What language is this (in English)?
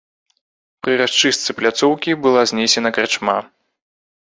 Belarusian